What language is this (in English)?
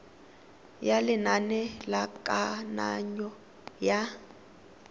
Tswana